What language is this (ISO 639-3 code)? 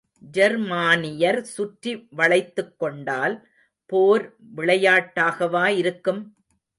tam